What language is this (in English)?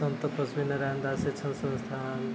Maithili